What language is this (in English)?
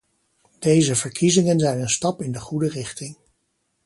Dutch